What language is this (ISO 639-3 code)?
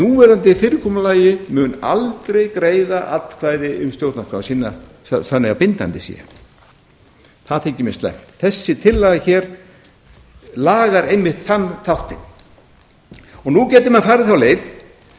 isl